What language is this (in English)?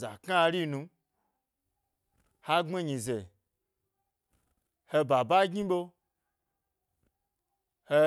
Gbari